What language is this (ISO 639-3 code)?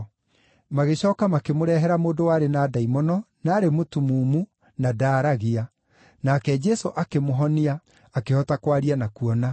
kik